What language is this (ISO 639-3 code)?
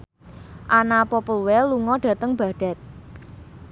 jav